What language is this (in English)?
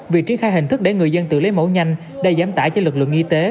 Vietnamese